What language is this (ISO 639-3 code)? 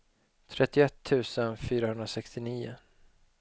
swe